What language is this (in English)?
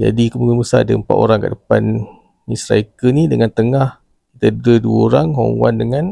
Malay